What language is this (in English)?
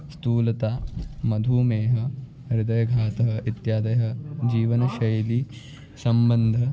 Sanskrit